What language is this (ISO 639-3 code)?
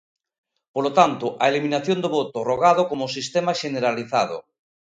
glg